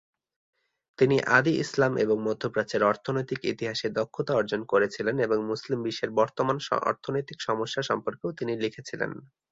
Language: Bangla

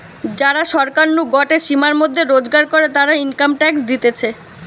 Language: Bangla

